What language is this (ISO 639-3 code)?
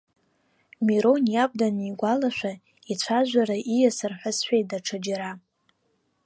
abk